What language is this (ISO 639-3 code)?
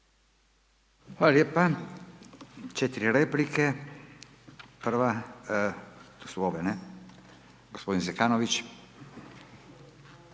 hrv